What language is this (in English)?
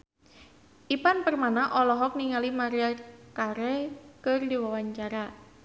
Sundanese